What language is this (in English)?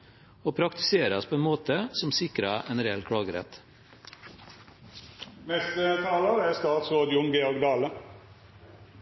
Norwegian